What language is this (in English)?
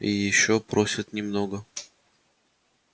Russian